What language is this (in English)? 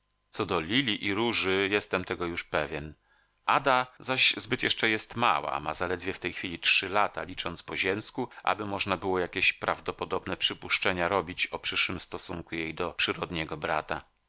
Polish